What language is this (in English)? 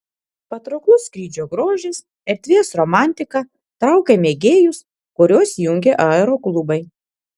Lithuanian